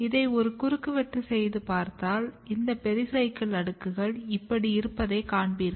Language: Tamil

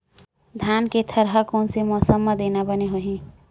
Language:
Chhattisgarhi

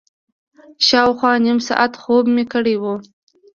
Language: Pashto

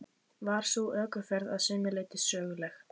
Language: Icelandic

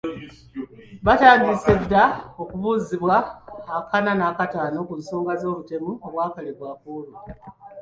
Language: Ganda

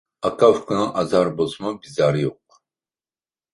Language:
Uyghur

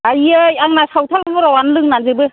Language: Bodo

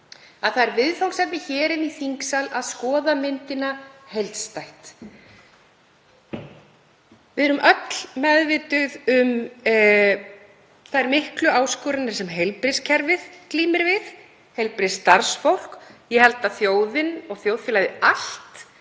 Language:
Icelandic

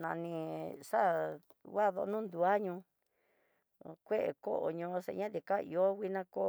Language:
Tidaá Mixtec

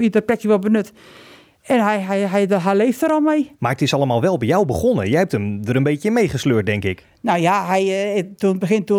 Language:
Dutch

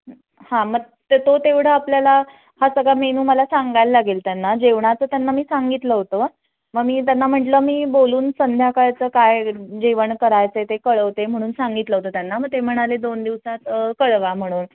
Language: Marathi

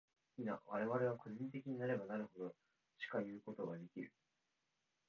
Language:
Japanese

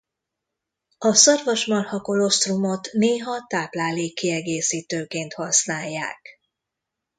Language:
Hungarian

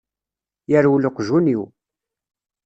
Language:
Kabyle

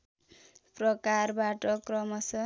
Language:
Nepali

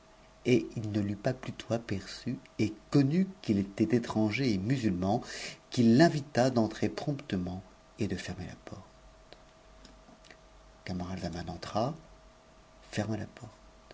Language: French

